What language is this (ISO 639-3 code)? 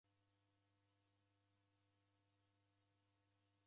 dav